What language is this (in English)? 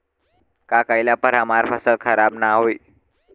Bhojpuri